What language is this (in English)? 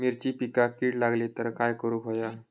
Marathi